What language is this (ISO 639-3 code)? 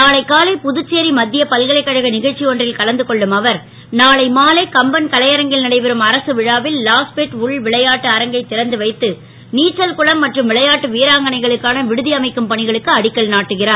tam